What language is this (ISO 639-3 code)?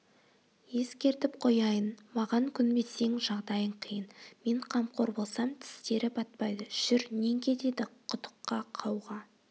kaz